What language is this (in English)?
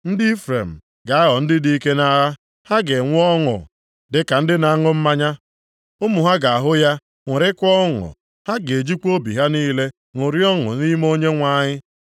Igbo